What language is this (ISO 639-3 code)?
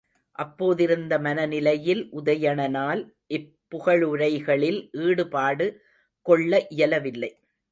tam